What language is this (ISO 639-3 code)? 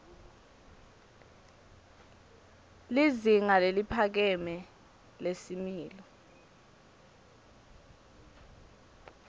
ssw